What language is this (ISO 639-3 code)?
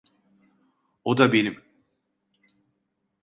tur